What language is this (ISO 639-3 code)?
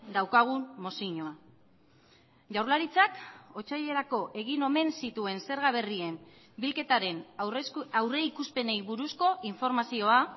eus